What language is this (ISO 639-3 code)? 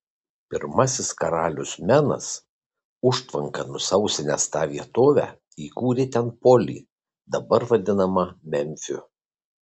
lit